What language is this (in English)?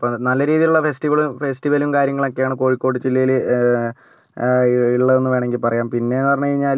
Malayalam